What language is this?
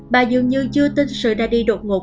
Vietnamese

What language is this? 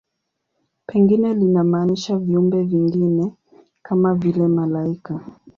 Swahili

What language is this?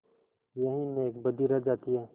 Hindi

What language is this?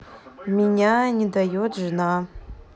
Russian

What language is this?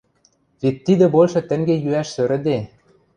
Western Mari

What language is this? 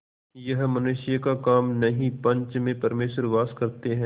Hindi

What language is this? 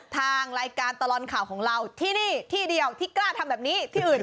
Thai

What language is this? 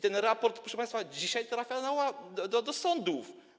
Polish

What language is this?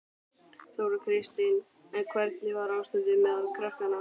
Icelandic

